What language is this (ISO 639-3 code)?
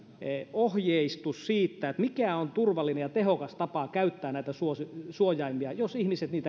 fin